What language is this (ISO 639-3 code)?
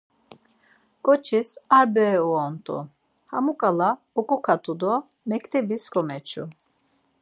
lzz